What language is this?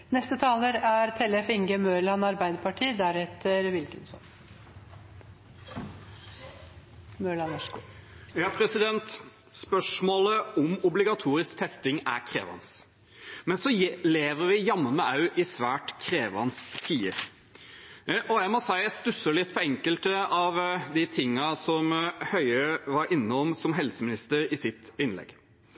Norwegian Bokmål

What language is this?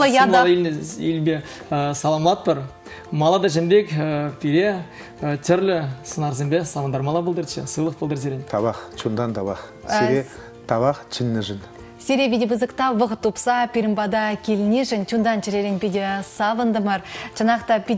Russian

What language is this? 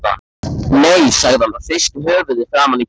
Icelandic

